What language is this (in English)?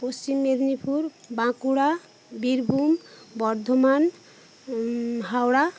Bangla